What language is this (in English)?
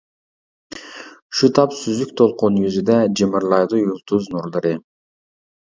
Uyghur